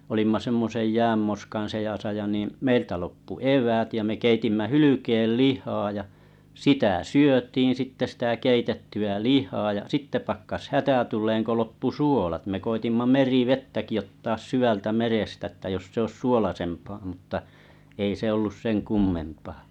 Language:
Finnish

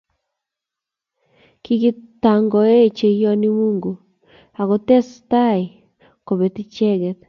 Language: Kalenjin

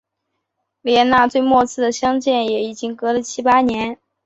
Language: Chinese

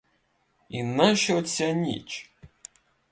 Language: Ukrainian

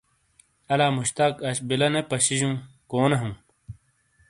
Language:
Shina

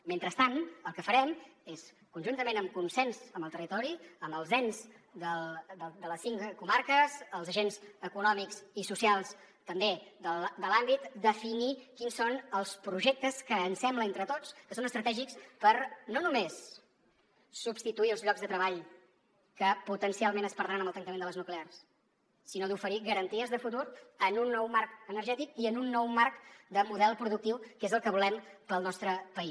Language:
Catalan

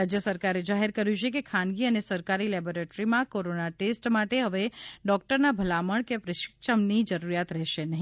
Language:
Gujarati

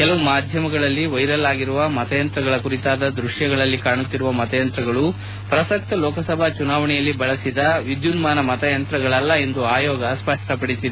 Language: Kannada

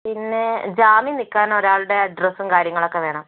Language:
Malayalam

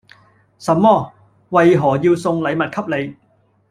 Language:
Cantonese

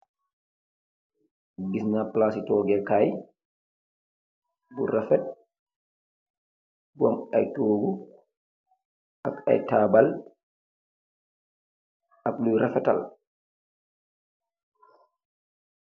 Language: Wolof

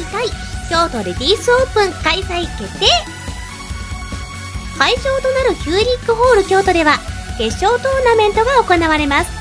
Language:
Japanese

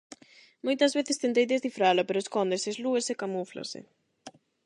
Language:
Galician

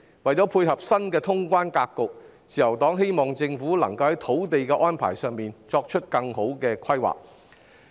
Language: Cantonese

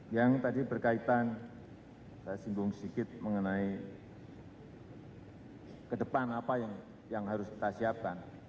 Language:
Indonesian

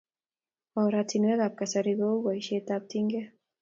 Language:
Kalenjin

